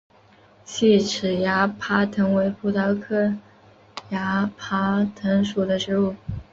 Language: Chinese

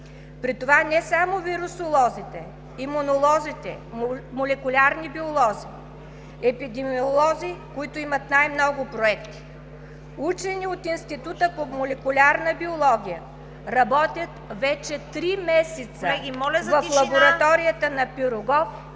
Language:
Bulgarian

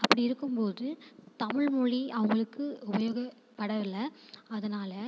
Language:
Tamil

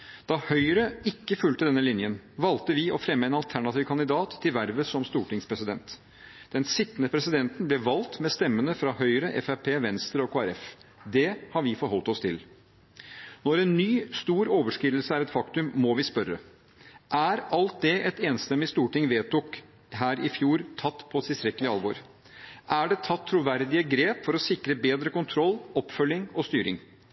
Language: Norwegian Bokmål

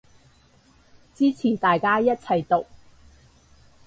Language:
Cantonese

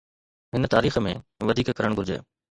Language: Sindhi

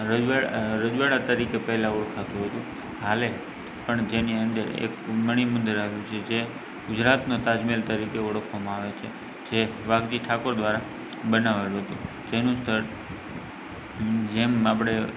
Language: Gujarati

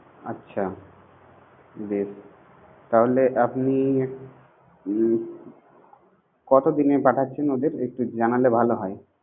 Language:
Bangla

